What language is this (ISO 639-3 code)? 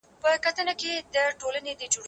pus